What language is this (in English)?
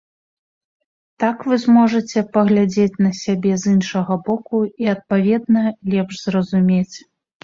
Belarusian